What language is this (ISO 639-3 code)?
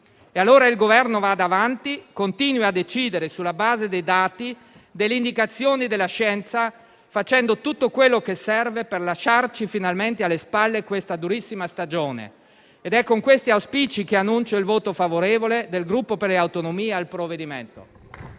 ita